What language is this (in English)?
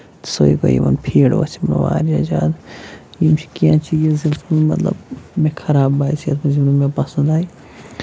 Kashmiri